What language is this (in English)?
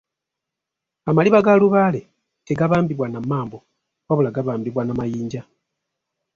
Ganda